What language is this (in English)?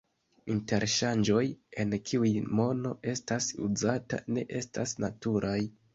Esperanto